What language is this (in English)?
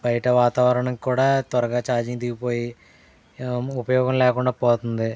Telugu